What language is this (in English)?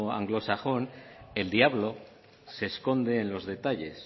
Spanish